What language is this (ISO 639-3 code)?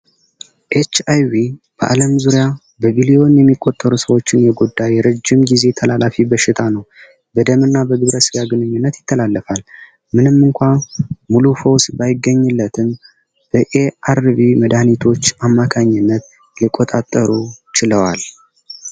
amh